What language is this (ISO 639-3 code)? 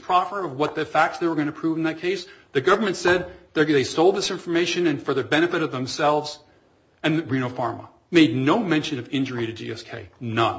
eng